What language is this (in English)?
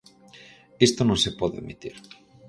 Galician